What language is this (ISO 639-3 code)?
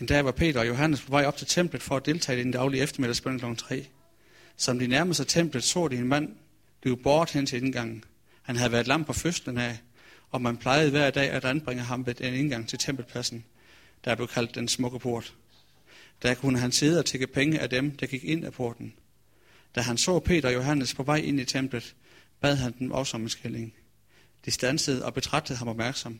dan